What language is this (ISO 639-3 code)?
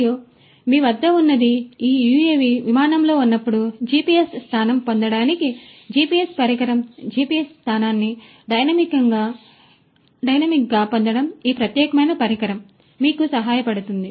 tel